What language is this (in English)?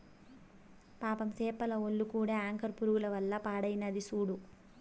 Telugu